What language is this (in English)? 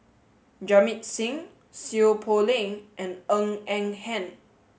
English